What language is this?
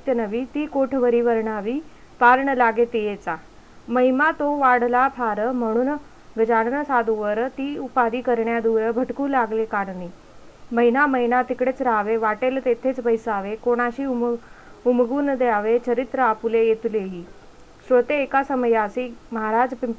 Marathi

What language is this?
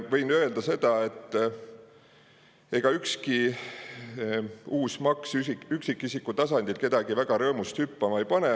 Estonian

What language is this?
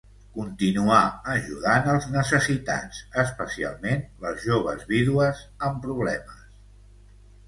Catalan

